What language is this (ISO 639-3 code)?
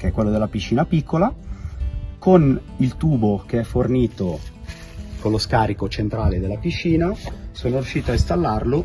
ita